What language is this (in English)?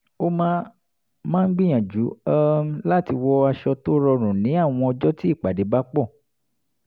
Yoruba